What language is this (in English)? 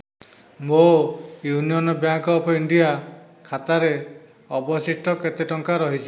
Odia